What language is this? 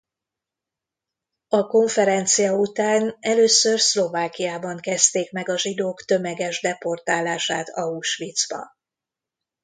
Hungarian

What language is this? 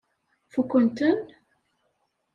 Kabyle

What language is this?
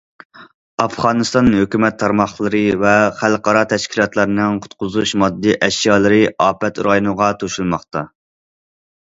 Uyghur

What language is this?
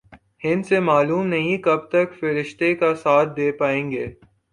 Urdu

